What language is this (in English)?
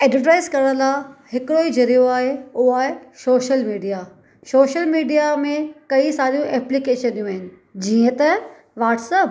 Sindhi